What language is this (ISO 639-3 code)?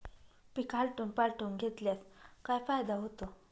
mar